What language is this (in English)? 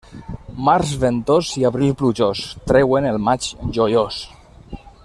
Catalan